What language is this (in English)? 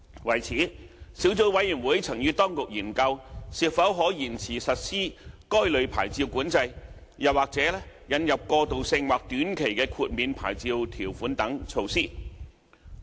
Cantonese